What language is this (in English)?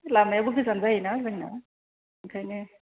Bodo